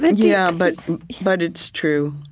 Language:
English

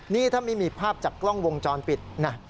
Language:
Thai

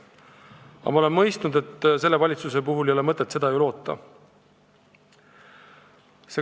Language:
Estonian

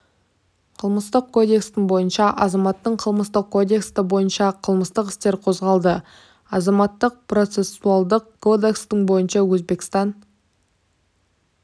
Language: Kazakh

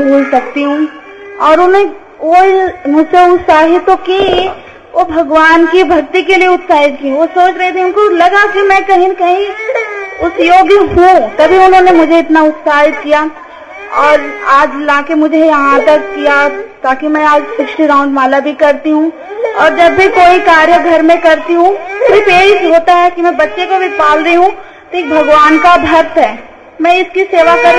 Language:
Hindi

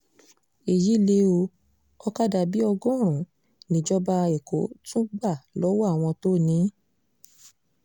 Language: Yoruba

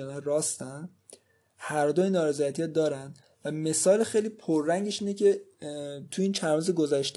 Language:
Persian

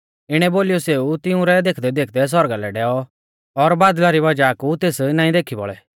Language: Mahasu Pahari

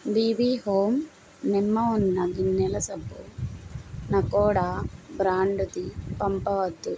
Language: Telugu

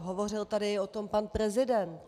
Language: Czech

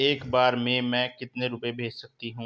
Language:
Hindi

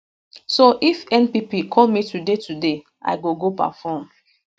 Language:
Nigerian Pidgin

